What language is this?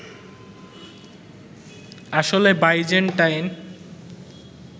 Bangla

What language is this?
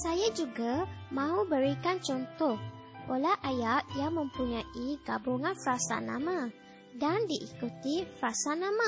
Malay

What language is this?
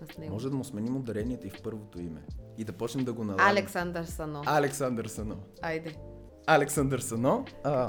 Bulgarian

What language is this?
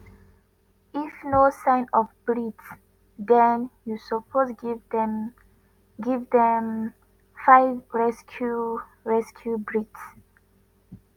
Nigerian Pidgin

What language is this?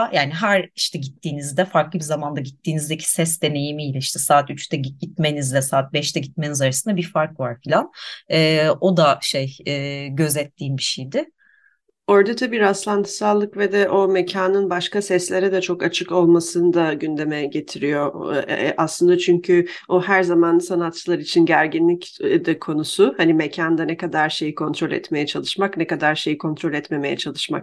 Turkish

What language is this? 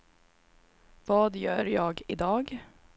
Swedish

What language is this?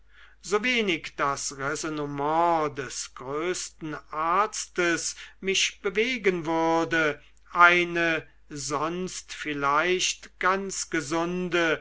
German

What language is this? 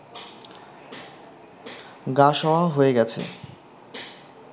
Bangla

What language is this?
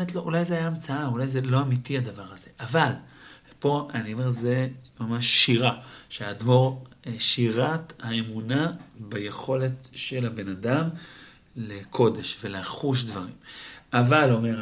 Hebrew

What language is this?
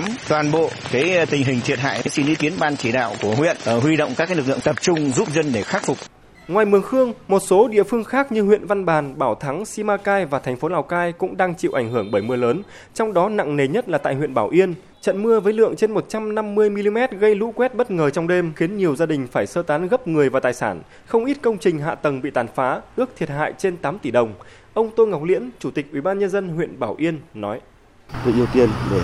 Vietnamese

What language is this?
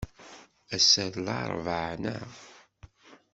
Kabyle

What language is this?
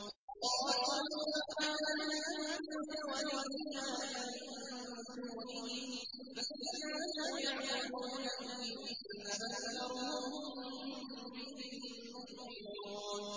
Arabic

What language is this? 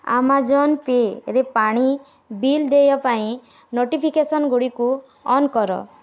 Odia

